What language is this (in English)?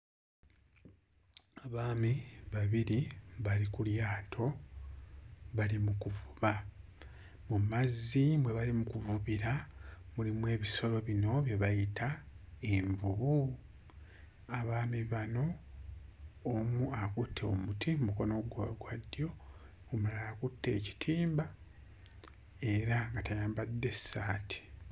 Ganda